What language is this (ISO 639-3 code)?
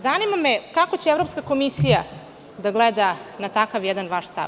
srp